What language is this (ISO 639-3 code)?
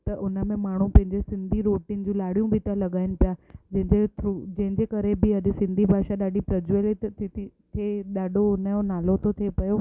snd